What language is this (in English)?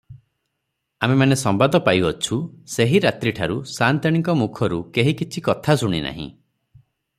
Odia